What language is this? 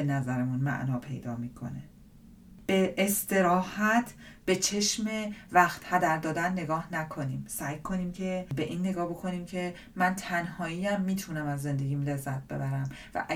Persian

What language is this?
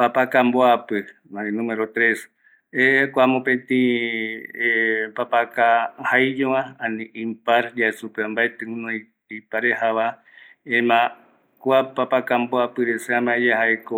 Eastern Bolivian Guaraní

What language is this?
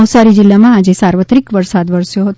Gujarati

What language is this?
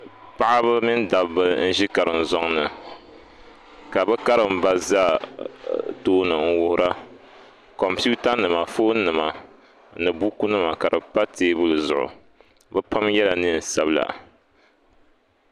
Dagbani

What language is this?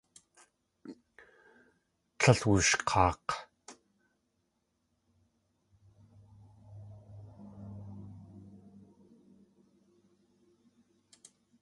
Tlingit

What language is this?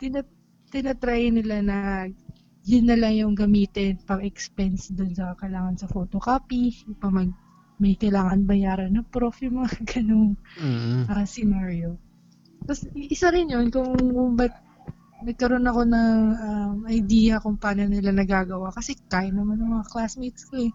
Filipino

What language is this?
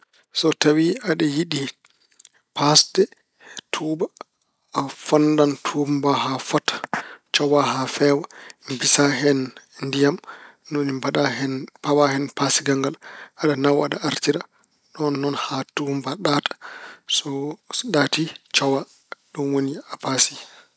Fula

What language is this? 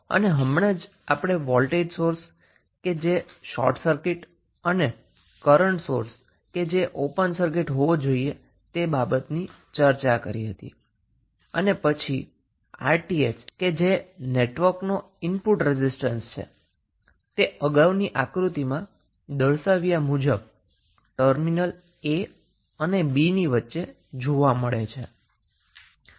Gujarati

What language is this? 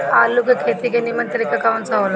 Bhojpuri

